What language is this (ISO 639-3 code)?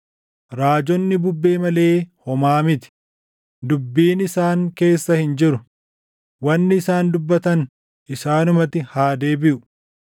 orm